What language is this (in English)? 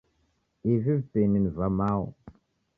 Taita